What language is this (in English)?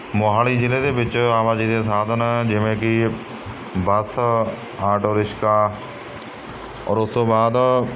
Punjabi